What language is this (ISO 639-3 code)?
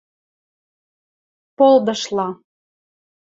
mrj